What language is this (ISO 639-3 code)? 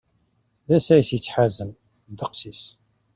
kab